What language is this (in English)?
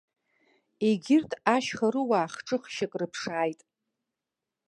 Abkhazian